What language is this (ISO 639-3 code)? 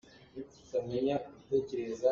cnh